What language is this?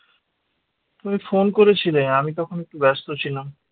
Bangla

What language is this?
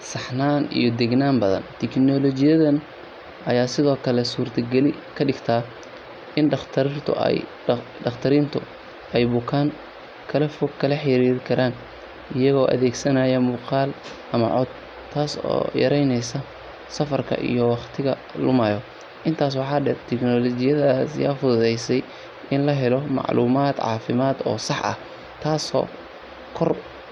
Somali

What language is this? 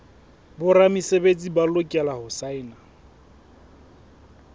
Southern Sotho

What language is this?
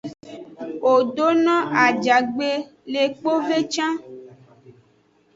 Aja (Benin)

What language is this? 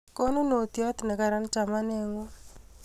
Kalenjin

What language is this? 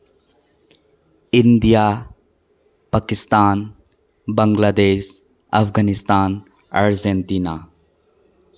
Manipuri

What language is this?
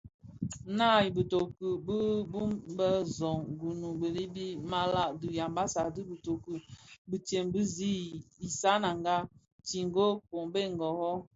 Bafia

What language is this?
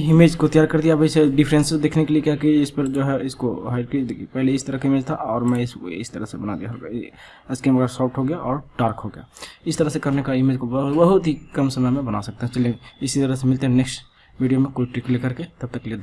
Hindi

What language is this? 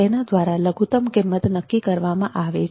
Gujarati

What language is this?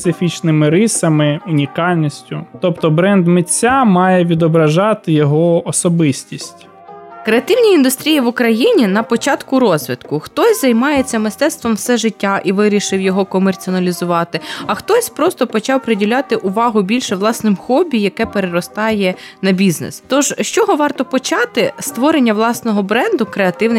Ukrainian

